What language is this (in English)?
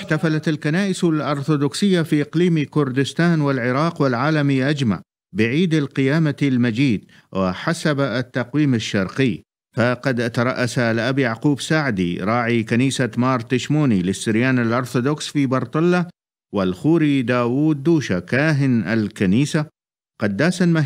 Arabic